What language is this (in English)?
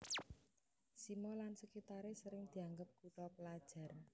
Javanese